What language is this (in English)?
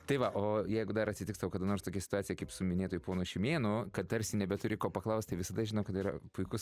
Lithuanian